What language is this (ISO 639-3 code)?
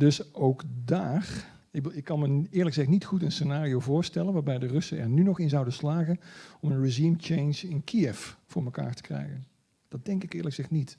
nld